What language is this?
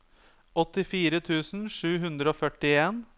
Norwegian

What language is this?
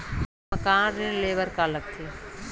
Chhattisgarhi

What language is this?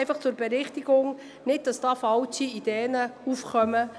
Swiss German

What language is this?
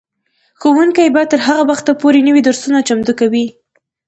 Pashto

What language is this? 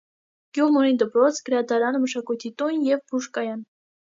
Armenian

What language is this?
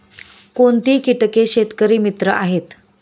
Marathi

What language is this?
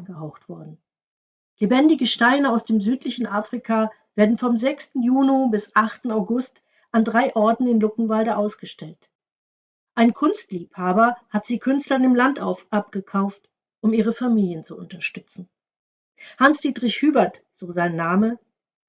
German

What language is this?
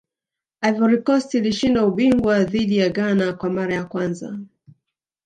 Swahili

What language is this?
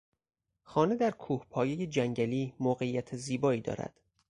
Persian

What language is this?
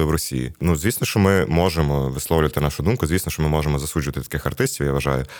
Ukrainian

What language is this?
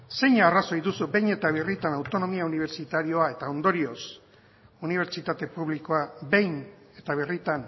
Basque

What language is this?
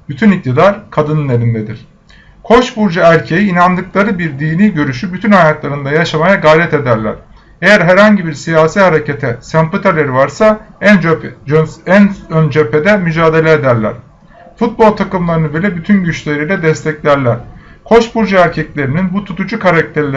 Turkish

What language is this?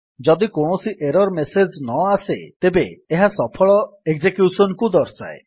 Odia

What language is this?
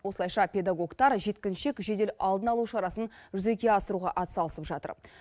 Kazakh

